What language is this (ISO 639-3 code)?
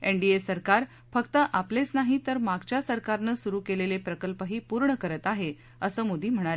mar